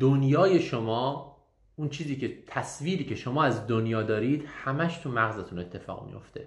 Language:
Persian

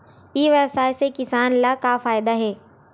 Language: Chhattisgarhi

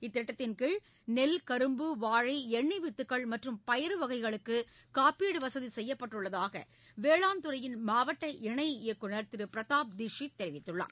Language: Tamil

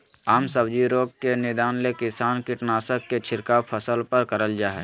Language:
Magahi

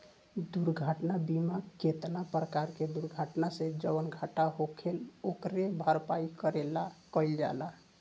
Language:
Bhojpuri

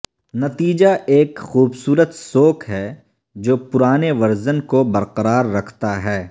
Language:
Urdu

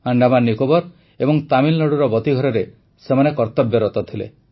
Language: Odia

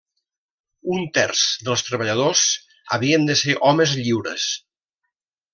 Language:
Catalan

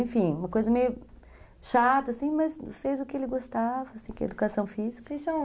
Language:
Portuguese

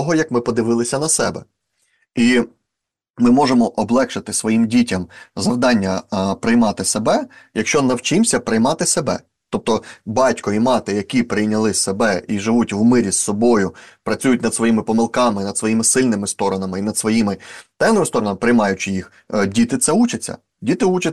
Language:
Ukrainian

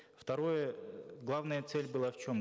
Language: Kazakh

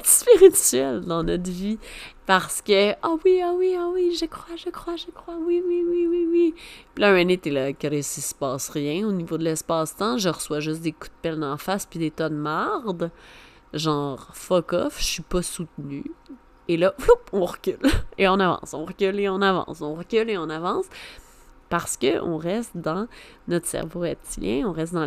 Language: French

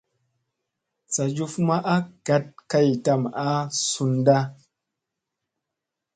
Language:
Musey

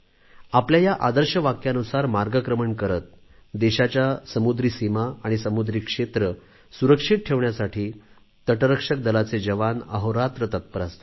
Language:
Marathi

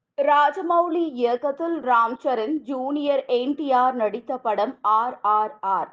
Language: Tamil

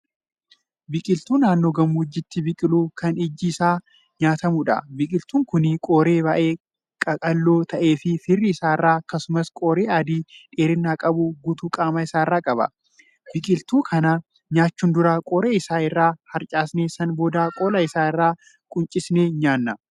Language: Oromo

